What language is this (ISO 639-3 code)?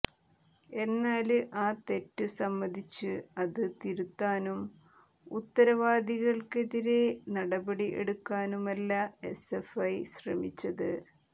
mal